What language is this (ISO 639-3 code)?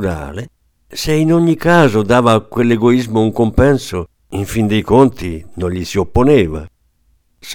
ita